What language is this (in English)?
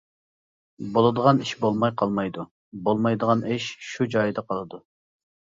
Uyghur